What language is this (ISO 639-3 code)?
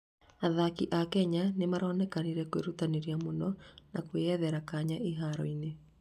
kik